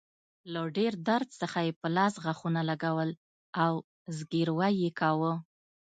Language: Pashto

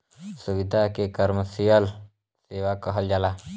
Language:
Bhojpuri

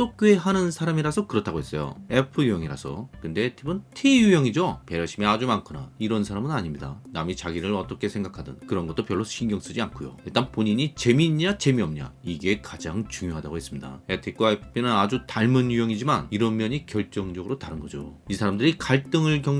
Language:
Korean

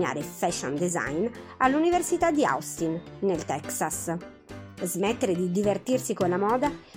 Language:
Italian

